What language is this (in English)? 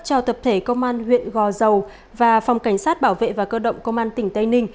Vietnamese